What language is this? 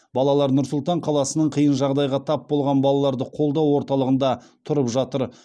Kazakh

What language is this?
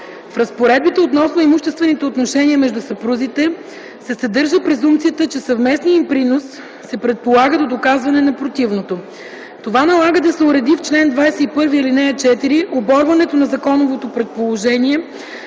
Bulgarian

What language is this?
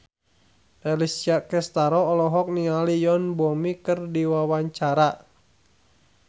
Sundanese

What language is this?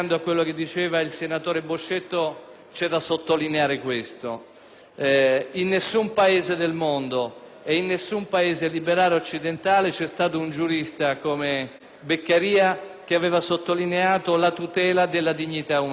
Italian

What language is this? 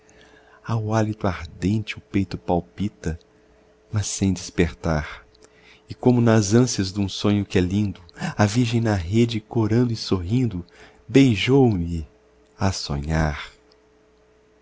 Portuguese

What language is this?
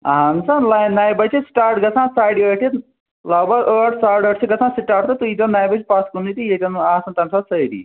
Kashmiri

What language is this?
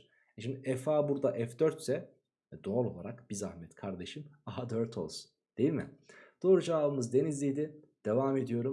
Turkish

